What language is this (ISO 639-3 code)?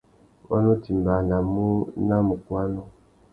bag